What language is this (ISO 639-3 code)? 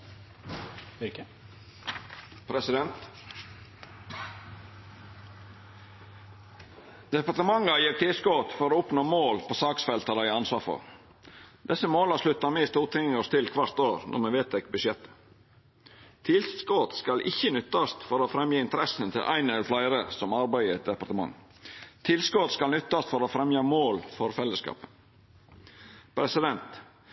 nno